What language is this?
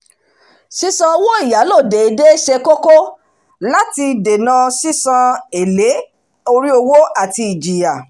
Yoruba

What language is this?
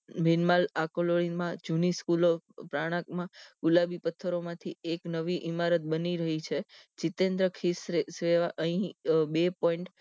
Gujarati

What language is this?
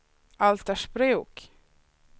Swedish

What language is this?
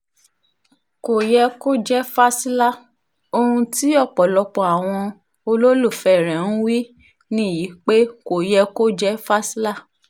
Yoruba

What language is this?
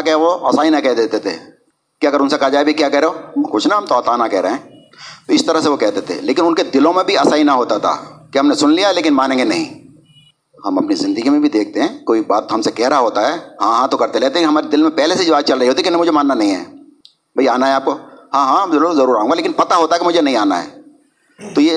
Urdu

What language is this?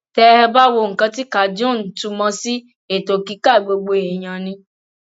Yoruba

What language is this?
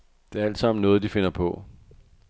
Danish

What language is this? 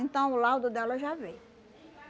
Portuguese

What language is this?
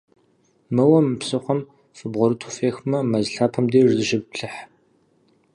Kabardian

